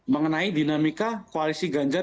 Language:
Indonesian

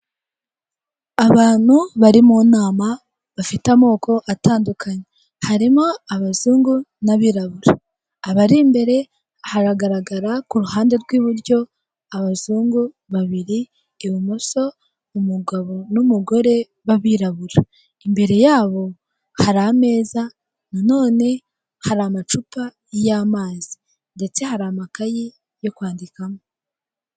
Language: Kinyarwanda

